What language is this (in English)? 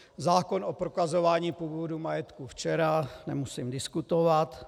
Czech